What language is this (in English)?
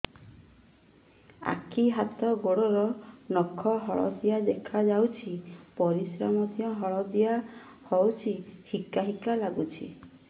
Odia